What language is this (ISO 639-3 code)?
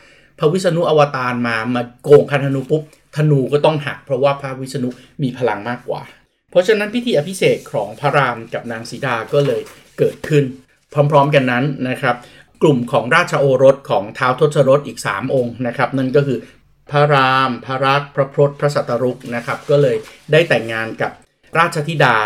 tha